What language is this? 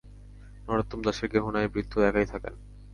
Bangla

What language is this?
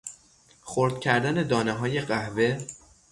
Persian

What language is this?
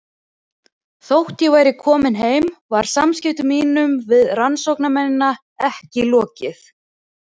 Icelandic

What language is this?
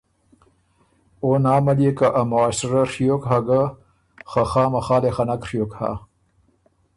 Ormuri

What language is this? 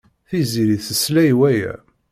Kabyle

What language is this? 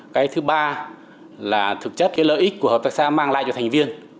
Vietnamese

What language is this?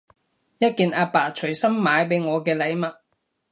Cantonese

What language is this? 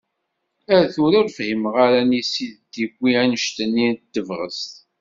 Kabyle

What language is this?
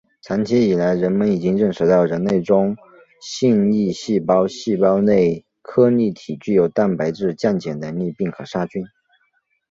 Chinese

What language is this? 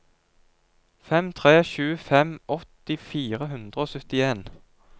Norwegian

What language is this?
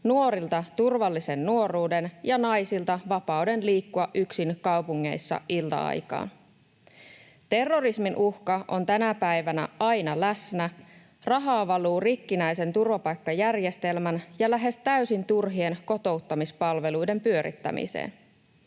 Finnish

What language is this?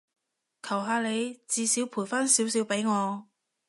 Cantonese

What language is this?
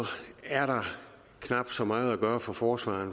Danish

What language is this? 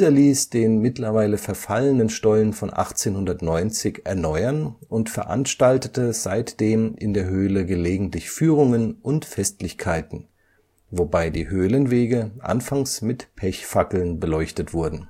German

